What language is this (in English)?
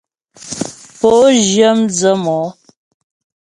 Ghomala